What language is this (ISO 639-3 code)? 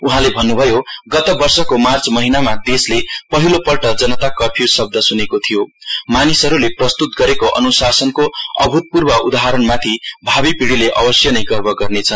nep